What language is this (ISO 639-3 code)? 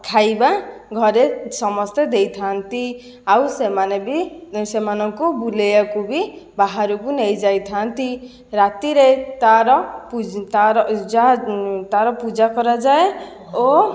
ori